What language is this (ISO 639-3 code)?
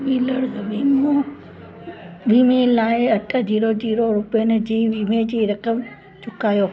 snd